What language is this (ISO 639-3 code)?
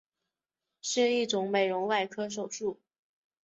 zho